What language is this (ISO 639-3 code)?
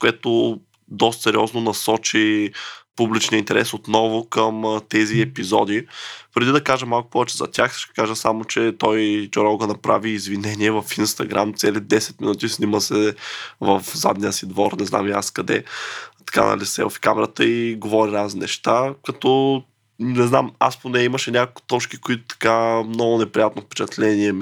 bul